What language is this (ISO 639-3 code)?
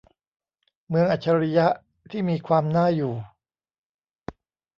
tha